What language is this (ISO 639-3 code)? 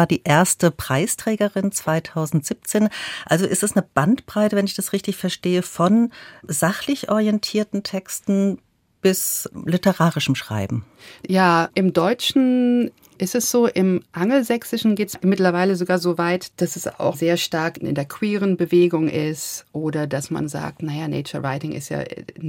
deu